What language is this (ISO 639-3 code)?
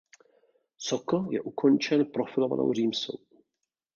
ces